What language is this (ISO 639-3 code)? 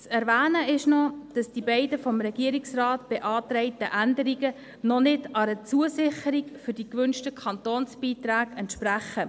gsw